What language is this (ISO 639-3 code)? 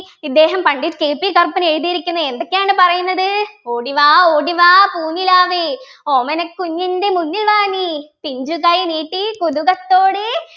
mal